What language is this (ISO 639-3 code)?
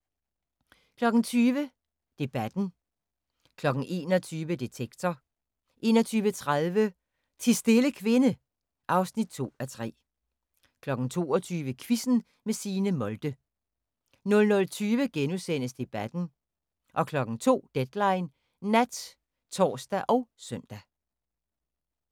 dan